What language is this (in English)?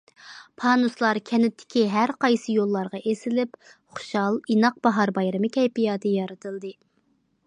Uyghur